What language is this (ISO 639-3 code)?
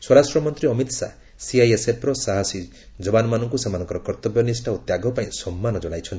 ori